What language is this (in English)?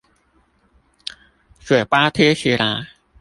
Chinese